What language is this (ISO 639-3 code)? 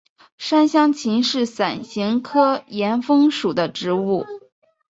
zho